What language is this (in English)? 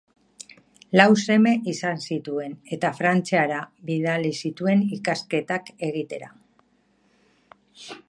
Basque